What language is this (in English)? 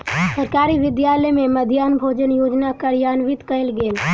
Maithili